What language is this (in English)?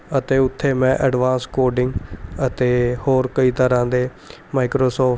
Punjabi